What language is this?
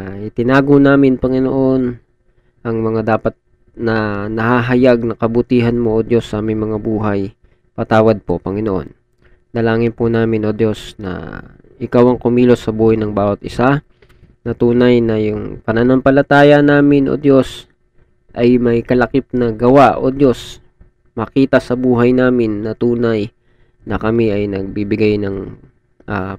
Filipino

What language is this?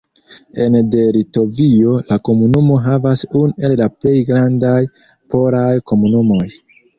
Esperanto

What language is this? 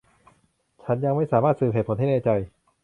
Thai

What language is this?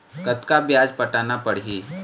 Chhattisgarhi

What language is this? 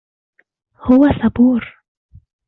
Arabic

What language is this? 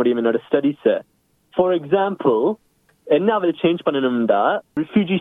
Tamil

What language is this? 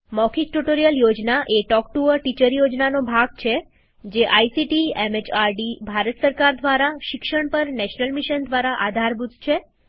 Gujarati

